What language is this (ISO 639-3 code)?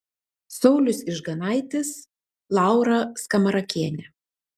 lit